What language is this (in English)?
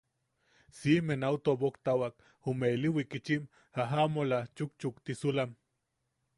Yaqui